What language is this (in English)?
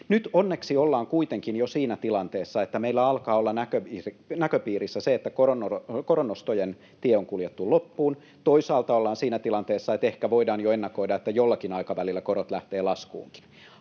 Finnish